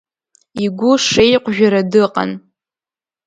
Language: Abkhazian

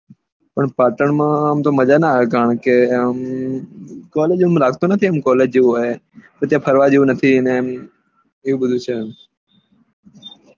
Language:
Gujarati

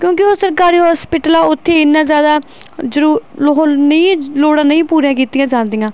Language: Punjabi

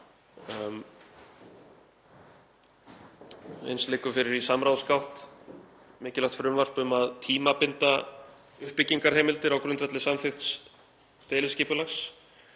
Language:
Icelandic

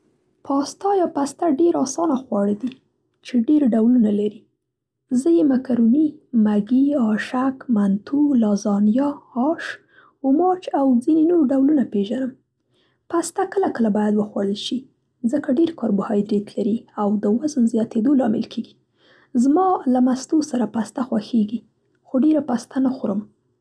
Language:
Central Pashto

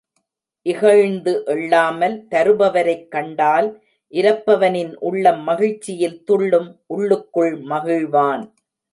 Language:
Tamil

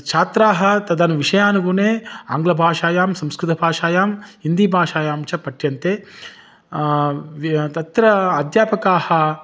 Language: Sanskrit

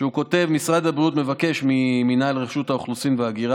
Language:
Hebrew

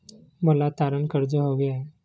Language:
Marathi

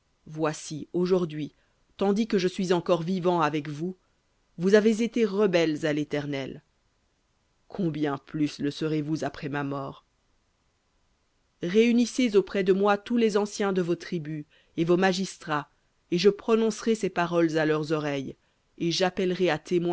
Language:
French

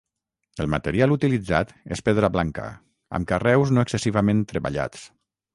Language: Catalan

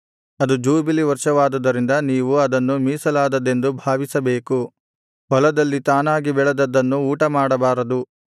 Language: Kannada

